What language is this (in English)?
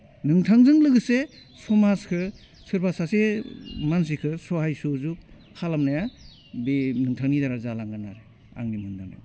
Bodo